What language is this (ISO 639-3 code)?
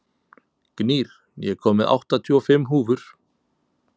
isl